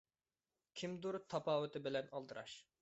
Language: Uyghur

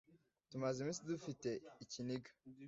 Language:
Kinyarwanda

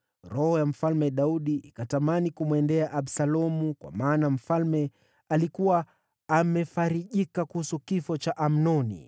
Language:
Swahili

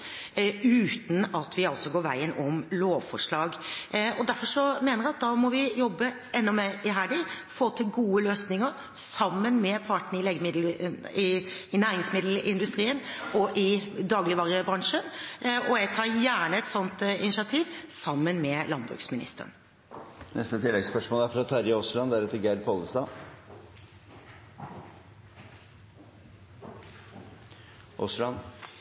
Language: Norwegian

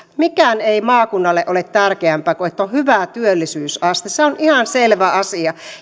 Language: Finnish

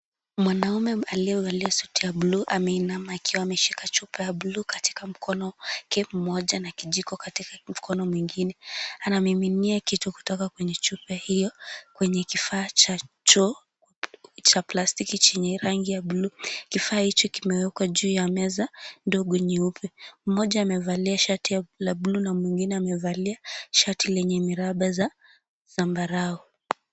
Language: Swahili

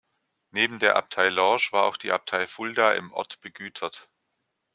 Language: German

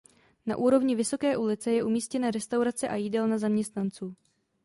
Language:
Czech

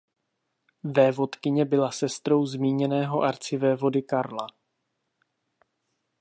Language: Czech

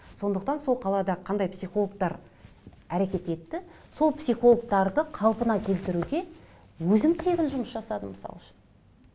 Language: Kazakh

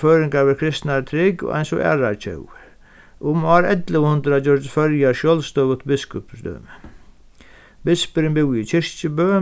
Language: Faroese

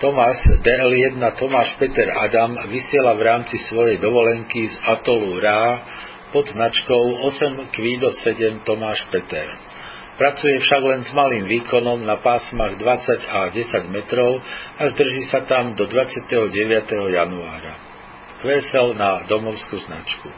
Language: Slovak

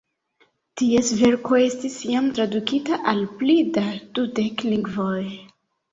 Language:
Esperanto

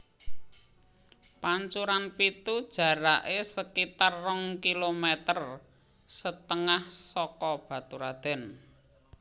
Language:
Javanese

